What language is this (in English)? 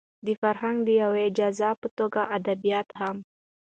Pashto